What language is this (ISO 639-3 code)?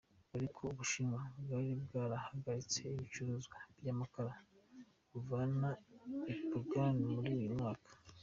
kin